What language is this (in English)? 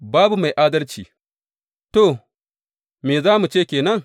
Hausa